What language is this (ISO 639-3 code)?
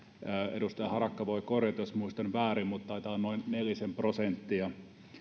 fin